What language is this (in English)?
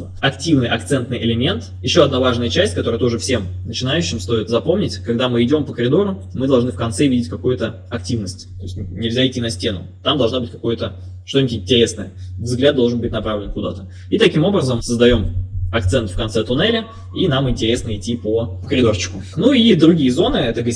Russian